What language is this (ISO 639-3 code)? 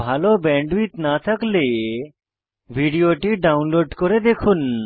ben